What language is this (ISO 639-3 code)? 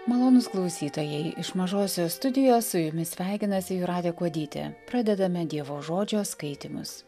lit